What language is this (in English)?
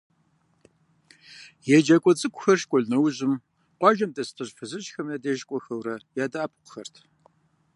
Kabardian